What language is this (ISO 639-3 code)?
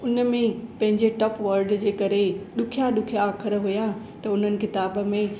snd